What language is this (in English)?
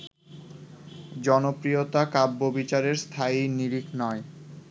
Bangla